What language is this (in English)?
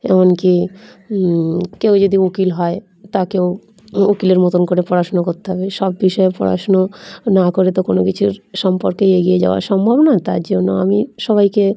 Bangla